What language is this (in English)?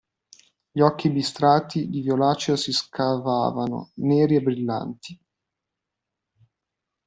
Italian